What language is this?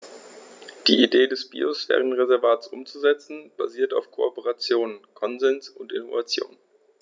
German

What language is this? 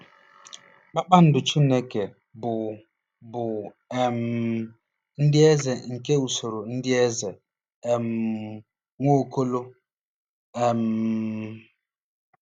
Igbo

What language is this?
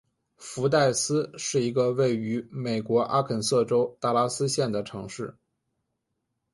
Chinese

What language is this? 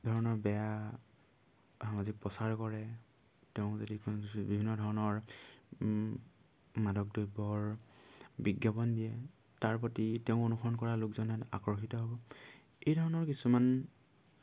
Assamese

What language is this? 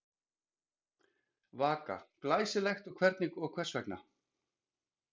Icelandic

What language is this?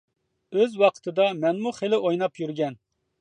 Uyghur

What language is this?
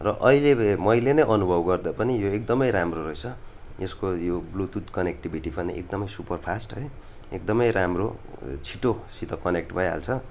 Nepali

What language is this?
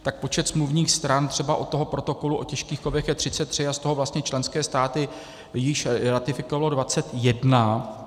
Czech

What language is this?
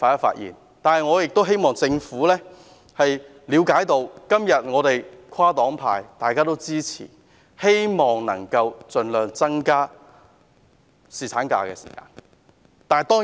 Cantonese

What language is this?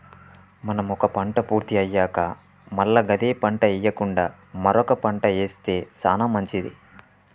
Telugu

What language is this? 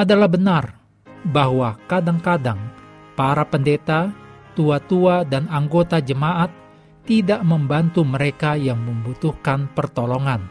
Indonesian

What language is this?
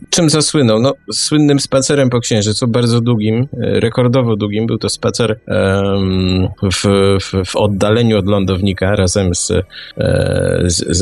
Polish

